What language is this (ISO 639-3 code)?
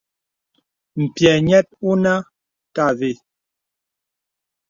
beb